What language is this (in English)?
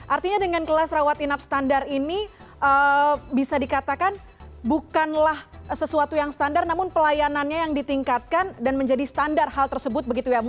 Indonesian